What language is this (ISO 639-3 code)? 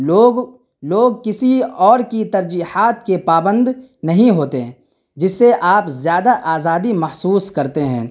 urd